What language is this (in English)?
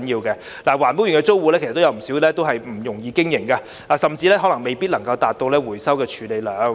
Cantonese